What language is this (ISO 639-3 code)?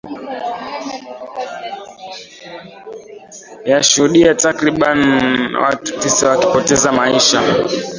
swa